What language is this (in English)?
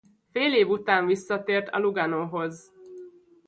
Hungarian